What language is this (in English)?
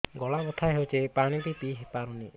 Odia